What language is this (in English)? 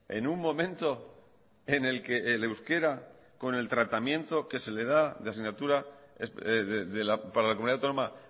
Spanish